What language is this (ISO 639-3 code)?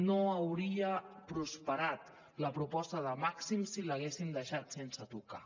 cat